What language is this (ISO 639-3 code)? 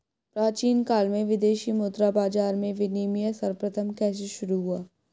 hin